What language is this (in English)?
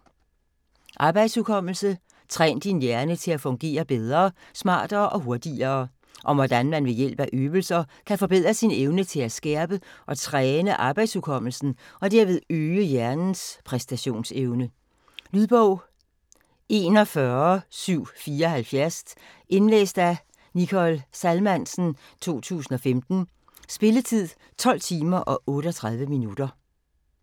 Danish